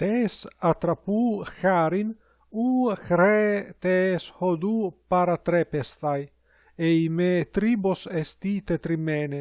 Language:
Greek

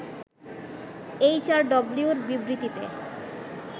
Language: Bangla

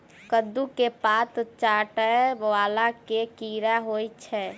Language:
Maithili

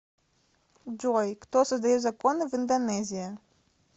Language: Russian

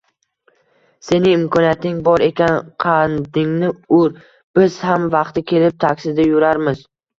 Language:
Uzbek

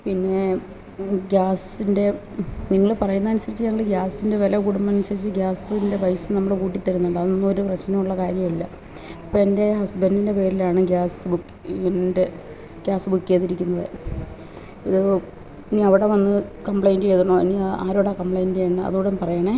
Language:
Malayalam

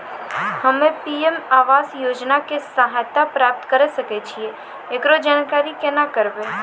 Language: Maithili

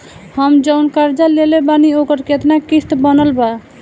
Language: Bhojpuri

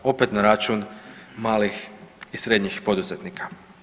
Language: Croatian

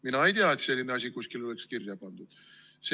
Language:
Estonian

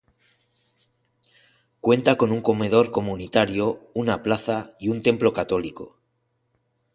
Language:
Spanish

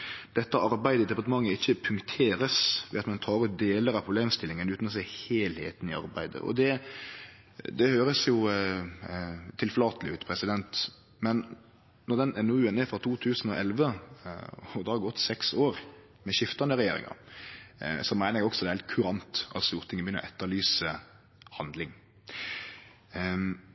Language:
Norwegian Nynorsk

